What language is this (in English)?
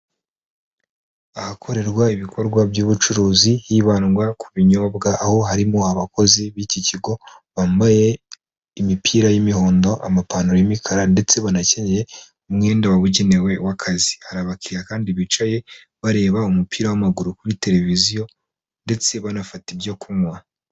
Kinyarwanda